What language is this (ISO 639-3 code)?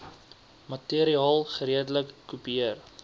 afr